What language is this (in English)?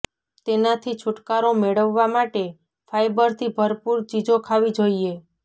Gujarati